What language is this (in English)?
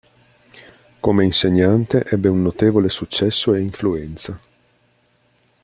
Italian